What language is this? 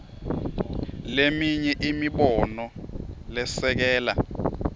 Swati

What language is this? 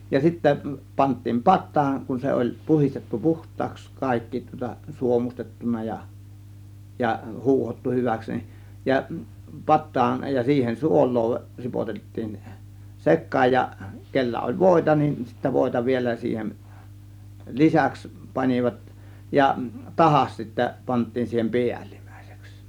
Finnish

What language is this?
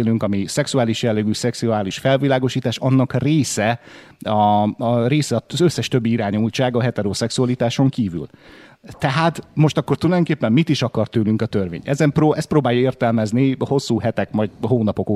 Hungarian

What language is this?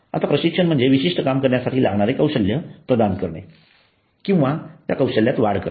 Marathi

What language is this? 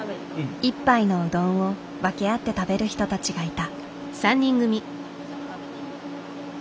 Japanese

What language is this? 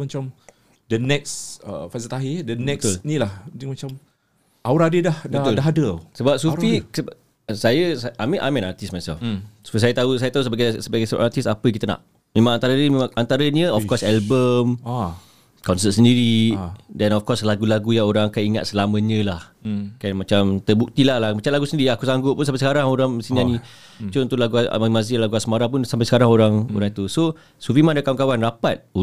Malay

